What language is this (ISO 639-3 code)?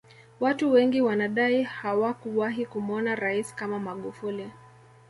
swa